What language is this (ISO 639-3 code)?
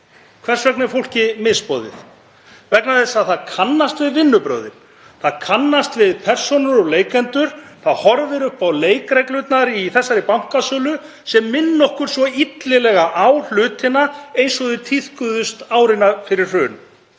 isl